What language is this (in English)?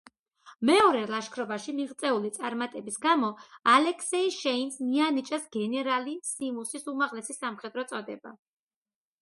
Georgian